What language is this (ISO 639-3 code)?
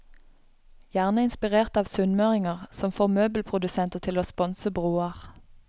nor